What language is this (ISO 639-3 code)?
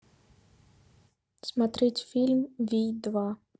rus